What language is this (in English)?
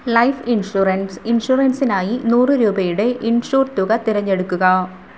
Malayalam